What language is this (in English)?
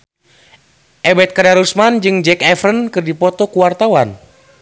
Sundanese